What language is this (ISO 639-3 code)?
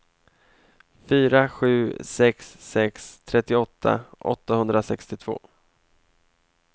swe